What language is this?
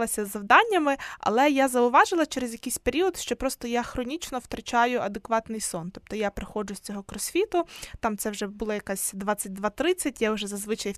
Ukrainian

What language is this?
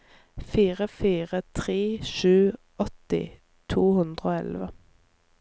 Norwegian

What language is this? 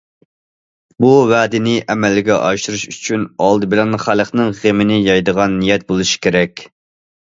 Uyghur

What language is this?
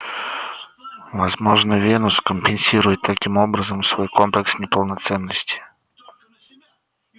Russian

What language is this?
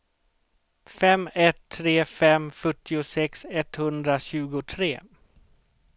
Swedish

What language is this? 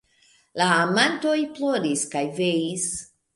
Esperanto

